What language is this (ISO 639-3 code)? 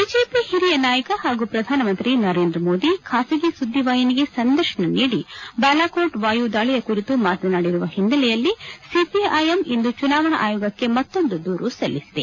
kan